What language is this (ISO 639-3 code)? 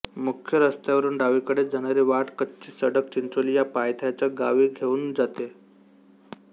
mar